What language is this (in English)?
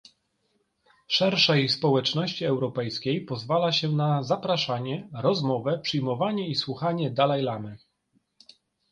Polish